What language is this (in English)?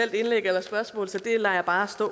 Danish